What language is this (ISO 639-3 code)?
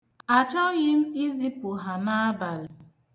ibo